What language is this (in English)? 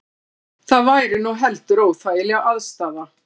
Icelandic